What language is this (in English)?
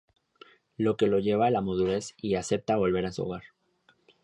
Spanish